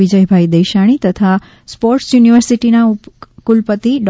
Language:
Gujarati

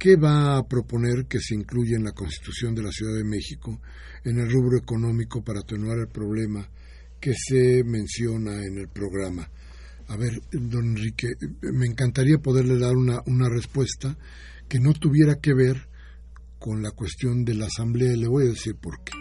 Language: Spanish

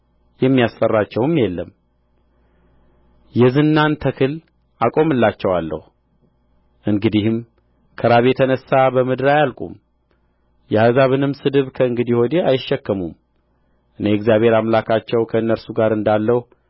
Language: Amharic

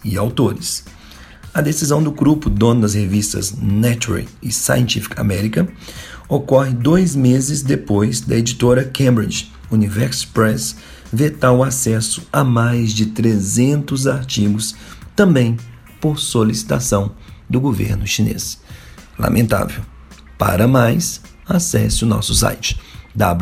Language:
Portuguese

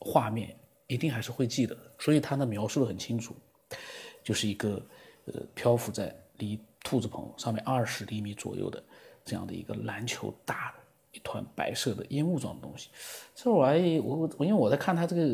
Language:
Chinese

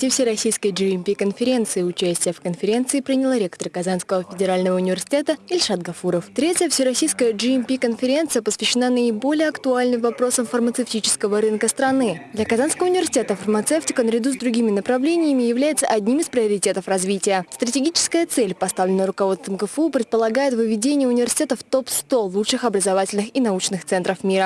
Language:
Russian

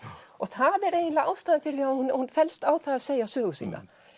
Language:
Icelandic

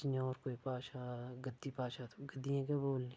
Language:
Dogri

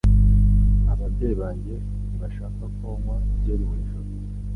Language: Kinyarwanda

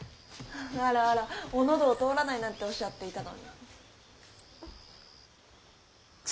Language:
Japanese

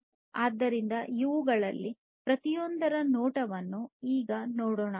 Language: Kannada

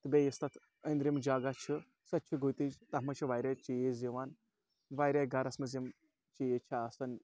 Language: Kashmiri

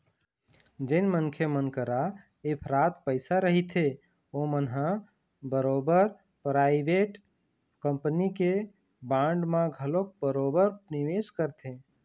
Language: Chhattisgarhi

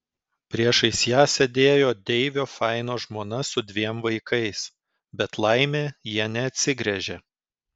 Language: Lithuanian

